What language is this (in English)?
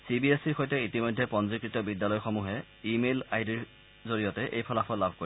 Assamese